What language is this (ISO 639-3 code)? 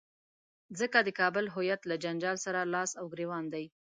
pus